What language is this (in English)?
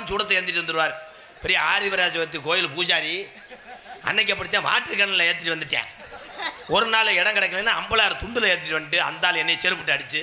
Tamil